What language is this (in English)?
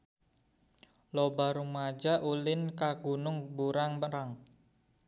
Sundanese